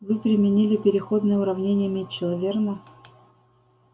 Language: Russian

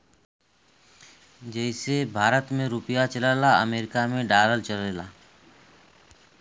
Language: Bhojpuri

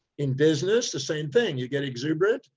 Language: English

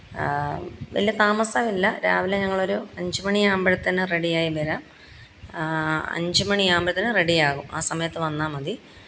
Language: Malayalam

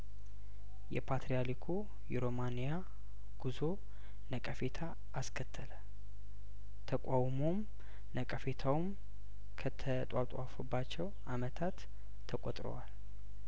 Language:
Amharic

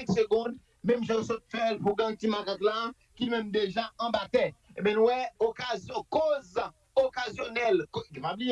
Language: French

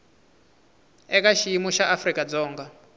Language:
Tsonga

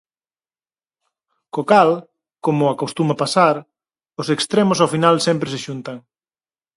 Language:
Galician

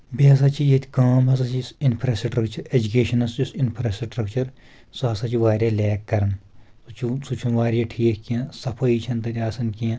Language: Kashmiri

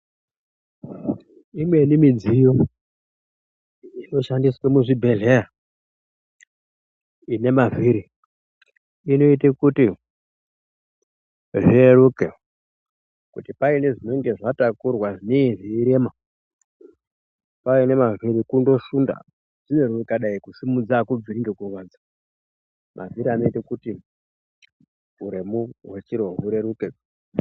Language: Ndau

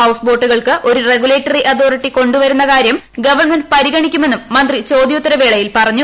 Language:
Malayalam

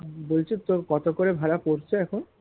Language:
Bangla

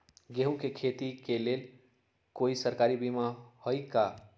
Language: Magahi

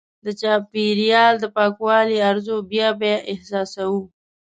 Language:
Pashto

